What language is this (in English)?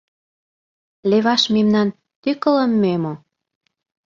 Mari